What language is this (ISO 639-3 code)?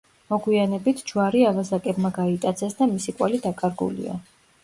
kat